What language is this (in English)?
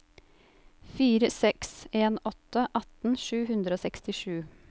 Norwegian